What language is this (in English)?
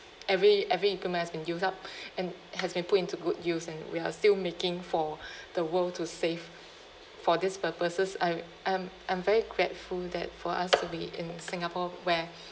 English